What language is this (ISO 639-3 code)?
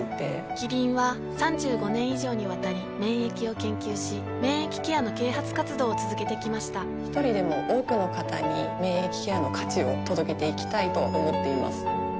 jpn